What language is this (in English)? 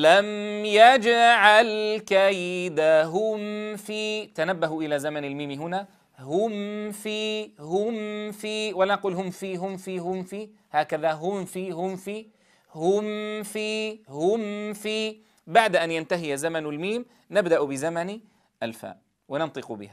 Arabic